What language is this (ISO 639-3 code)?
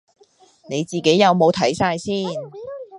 yue